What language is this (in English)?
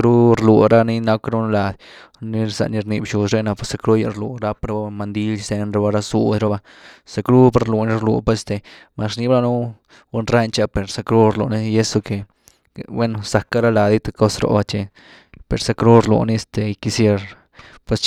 Güilá Zapotec